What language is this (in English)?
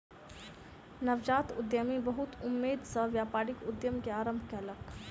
Maithili